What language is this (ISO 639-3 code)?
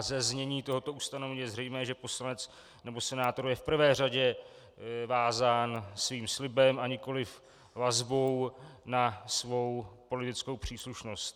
ces